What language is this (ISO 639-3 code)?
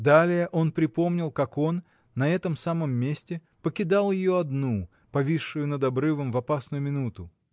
rus